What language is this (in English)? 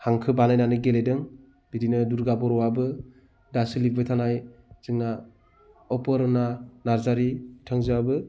Bodo